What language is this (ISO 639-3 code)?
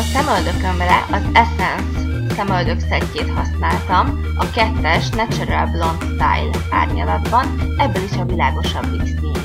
hun